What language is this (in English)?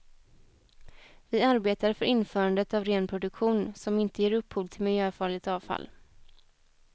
Swedish